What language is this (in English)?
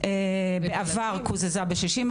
Hebrew